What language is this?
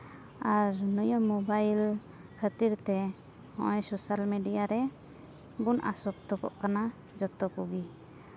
Santali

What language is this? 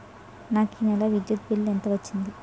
Telugu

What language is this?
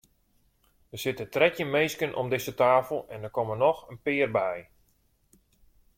Western Frisian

